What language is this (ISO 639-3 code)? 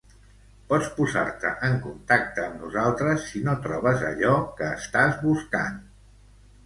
cat